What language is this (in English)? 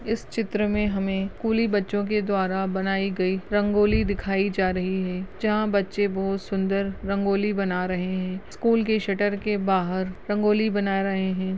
Hindi